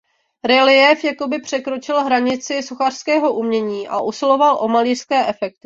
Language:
Czech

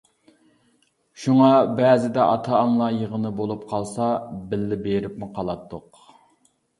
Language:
Uyghur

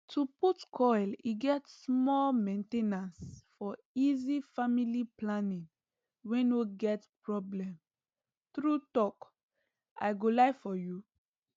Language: Nigerian Pidgin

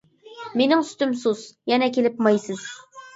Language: Uyghur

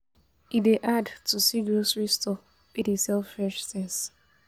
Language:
Nigerian Pidgin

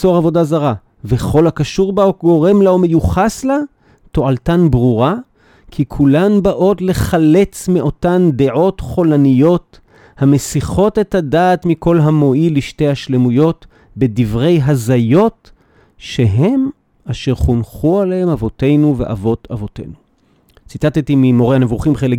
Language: Hebrew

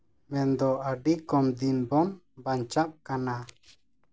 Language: Santali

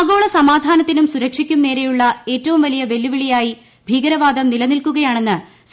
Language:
Malayalam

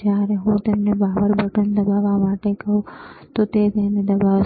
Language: Gujarati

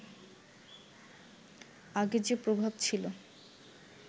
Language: Bangla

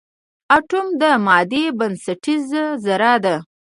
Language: Pashto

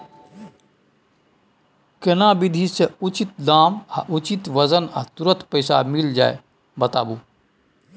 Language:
Maithili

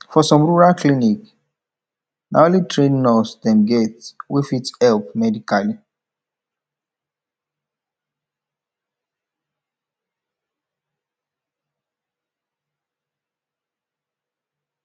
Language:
Nigerian Pidgin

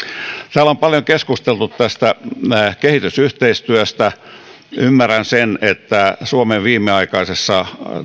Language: Finnish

